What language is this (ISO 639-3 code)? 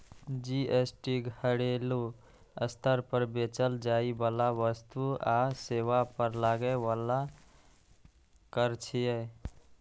mai